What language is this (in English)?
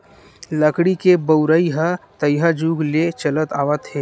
Chhattisgarhi